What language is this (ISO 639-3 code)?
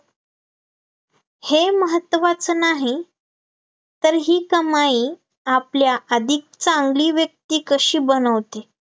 mar